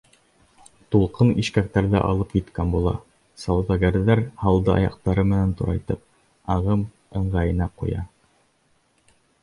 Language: Bashkir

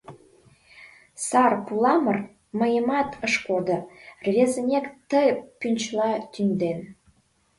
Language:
Mari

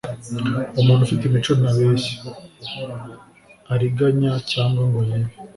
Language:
Kinyarwanda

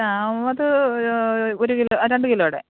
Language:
Malayalam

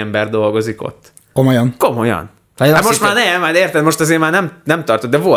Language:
Hungarian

